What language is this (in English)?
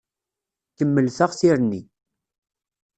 Kabyle